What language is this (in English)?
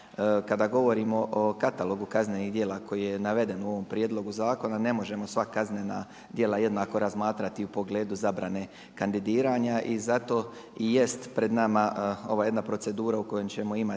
Croatian